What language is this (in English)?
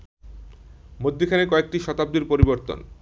Bangla